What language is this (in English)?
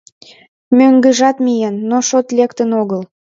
Mari